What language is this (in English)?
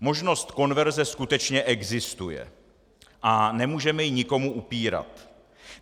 Czech